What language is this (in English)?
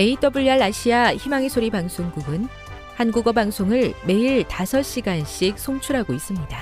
Korean